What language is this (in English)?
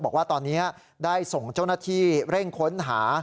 Thai